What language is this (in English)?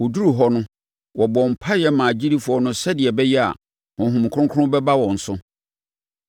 Akan